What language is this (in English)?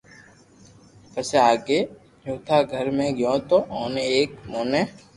Loarki